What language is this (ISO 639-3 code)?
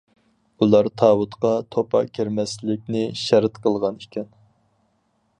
uig